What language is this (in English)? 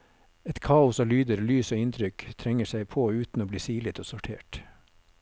Norwegian